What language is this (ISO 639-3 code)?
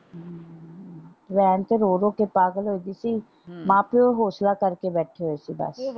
pan